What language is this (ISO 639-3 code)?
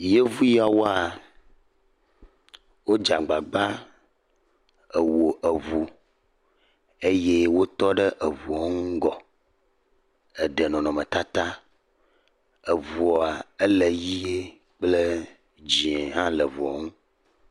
ewe